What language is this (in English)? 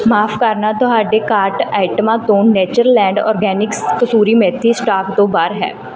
Punjabi